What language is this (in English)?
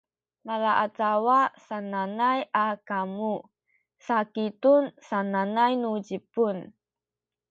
Sakizaya